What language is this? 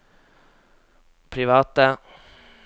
Norwegian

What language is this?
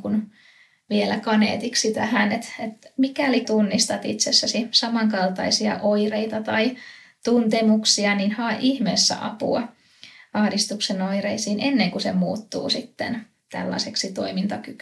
Finnish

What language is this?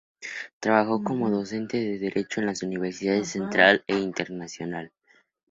Spanish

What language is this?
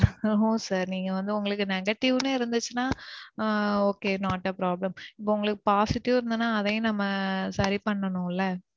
Tamil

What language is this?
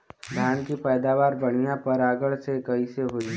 Bhojpuri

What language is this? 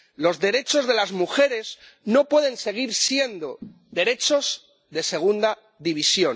Spanish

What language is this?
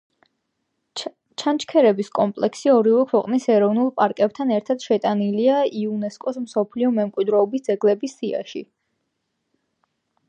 Georgian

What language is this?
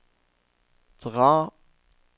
Norwegian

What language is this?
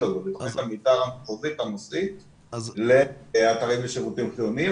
Hebrew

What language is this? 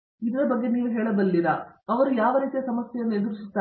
Kannada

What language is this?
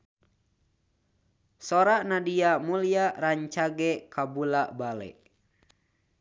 Sundanese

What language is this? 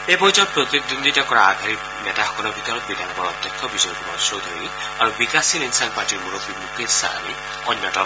Assamese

